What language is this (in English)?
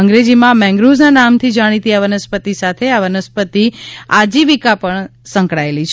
Gujarati